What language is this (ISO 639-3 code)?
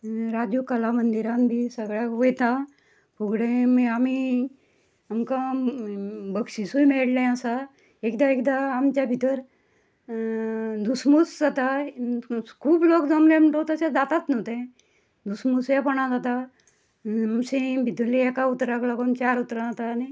kok